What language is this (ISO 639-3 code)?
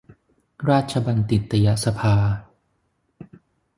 tha